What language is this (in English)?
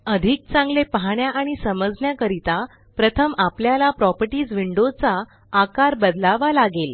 Marathi